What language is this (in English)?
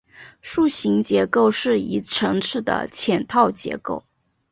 Chinese